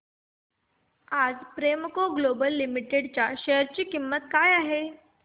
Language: Marathi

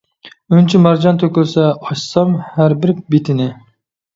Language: Uyghur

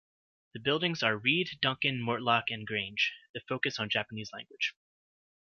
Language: English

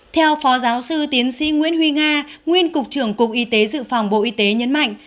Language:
Vietnamese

